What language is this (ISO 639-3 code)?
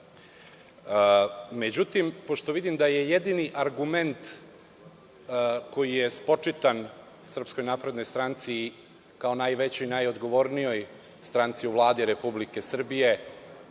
srp